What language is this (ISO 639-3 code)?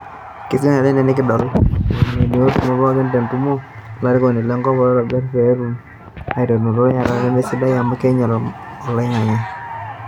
mas